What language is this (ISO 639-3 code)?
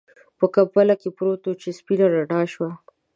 pus